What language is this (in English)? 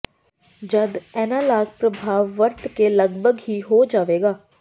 Punjabi